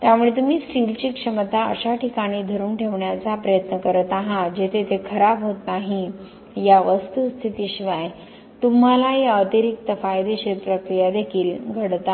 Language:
Marathi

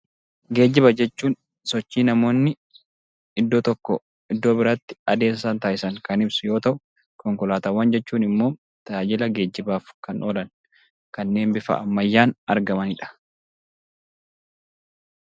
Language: Oromo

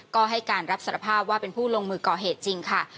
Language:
Thai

